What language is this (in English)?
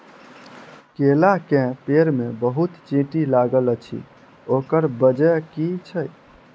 Maithili